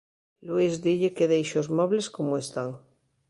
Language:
Galician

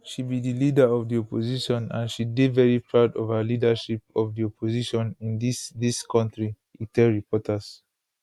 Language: Nigerian Pidgin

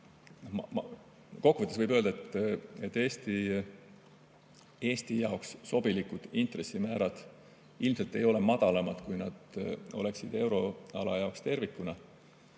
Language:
Estonian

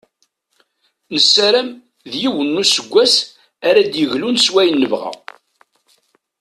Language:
Kabyle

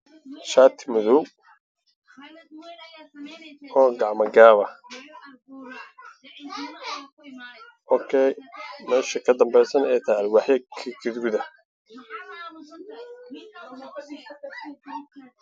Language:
Somali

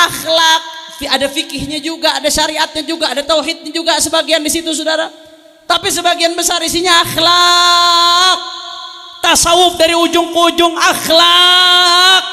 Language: Indonesian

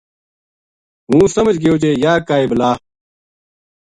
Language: Gujari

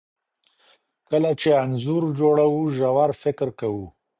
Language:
Pashto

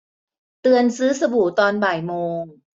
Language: Thai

